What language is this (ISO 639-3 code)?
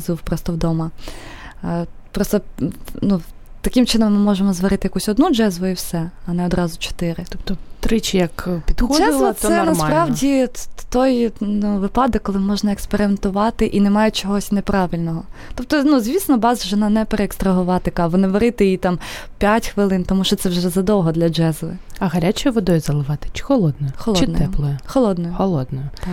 ukr